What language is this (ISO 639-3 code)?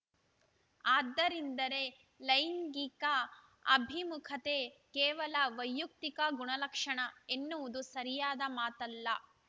kan